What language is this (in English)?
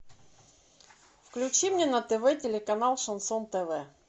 Russian